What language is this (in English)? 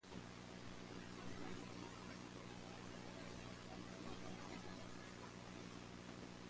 English